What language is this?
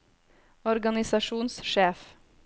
Norwegian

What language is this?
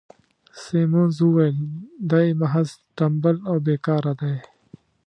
Pashto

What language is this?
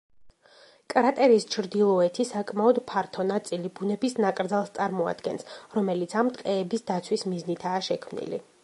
Georgian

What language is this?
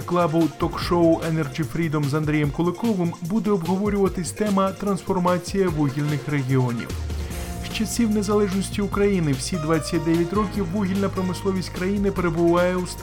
Ukrainian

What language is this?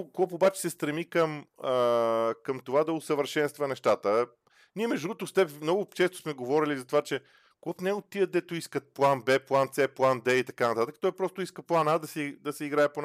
Bulgarian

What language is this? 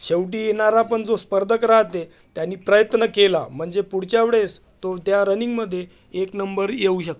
Marathi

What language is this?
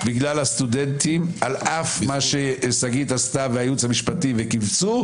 Hebrew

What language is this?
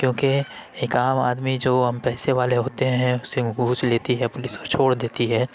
Urdu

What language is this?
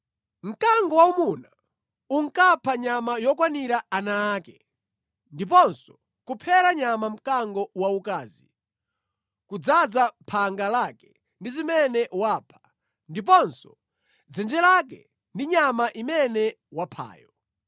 Nyanja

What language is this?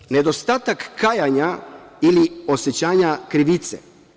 Serbian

